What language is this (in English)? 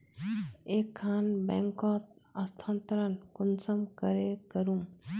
Magahi